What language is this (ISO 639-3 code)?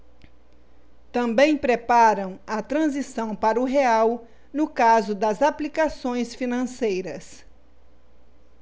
por